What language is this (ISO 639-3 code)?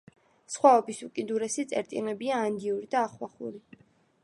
kat